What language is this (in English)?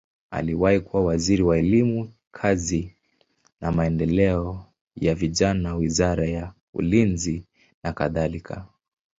Swahili